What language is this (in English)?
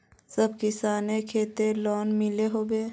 Magahi